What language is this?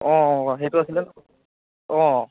Assamese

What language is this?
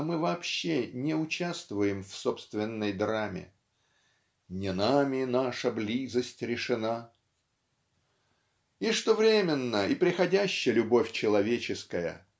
Russian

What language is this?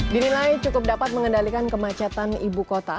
Indonesian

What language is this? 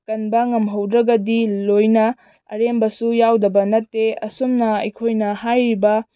Manipuri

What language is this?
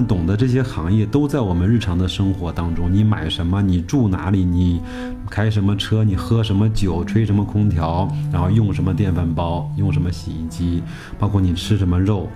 Chinese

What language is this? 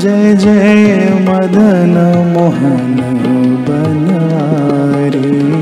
Hindi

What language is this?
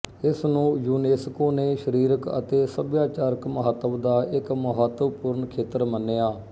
Punjabi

